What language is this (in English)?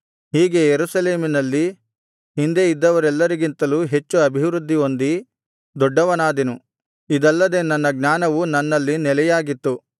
Kannada